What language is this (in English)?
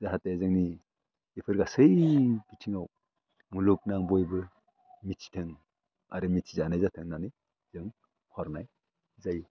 Bodo